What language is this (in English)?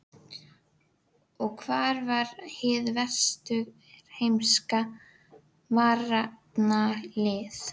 Icelandic